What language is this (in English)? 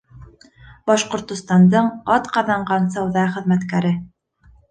Bashkir